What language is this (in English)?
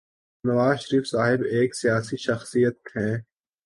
Urdu